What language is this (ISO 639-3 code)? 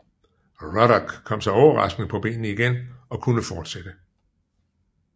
dan